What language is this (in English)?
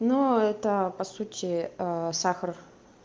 Russian